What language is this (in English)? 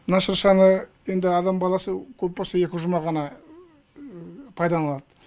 Kazakh